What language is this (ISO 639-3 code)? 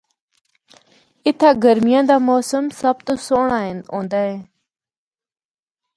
hno